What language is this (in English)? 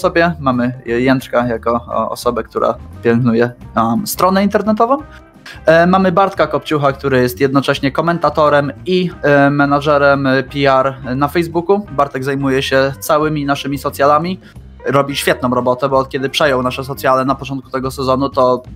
Polish